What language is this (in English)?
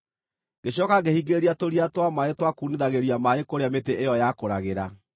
Kikuyu